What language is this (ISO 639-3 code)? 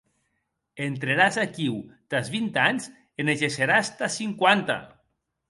oci